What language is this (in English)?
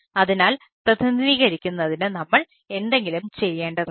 Malayalam